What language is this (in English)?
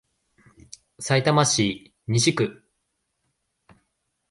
Japanese